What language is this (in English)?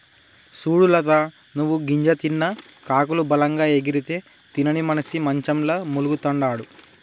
Telugu